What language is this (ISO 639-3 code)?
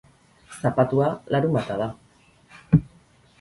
eus